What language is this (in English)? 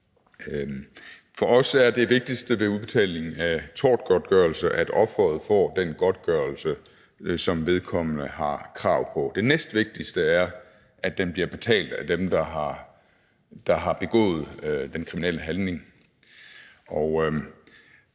Danish